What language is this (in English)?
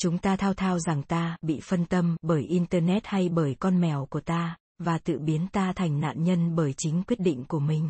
Vietnamese